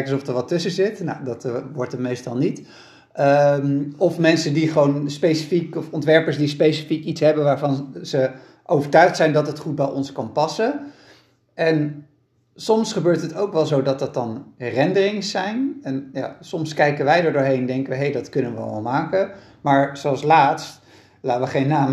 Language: Dutch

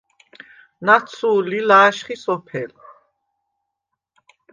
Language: Svan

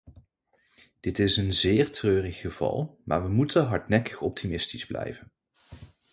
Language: Dutch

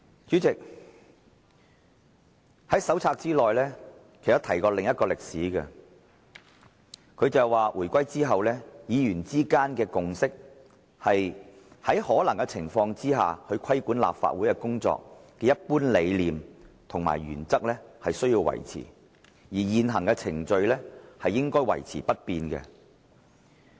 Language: Cantonese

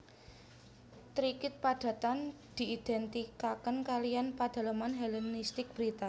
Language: Javanese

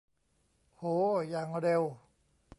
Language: Thai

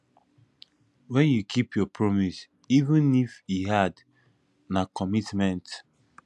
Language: Nigerian Pidgin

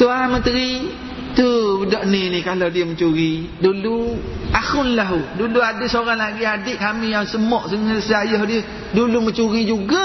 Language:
Malay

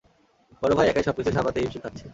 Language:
Bangla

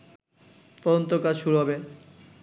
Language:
Bangla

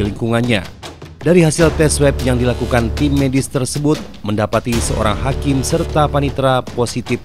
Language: Indonesian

